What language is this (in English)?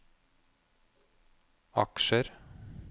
Norwegian